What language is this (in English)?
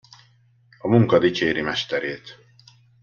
Hungarian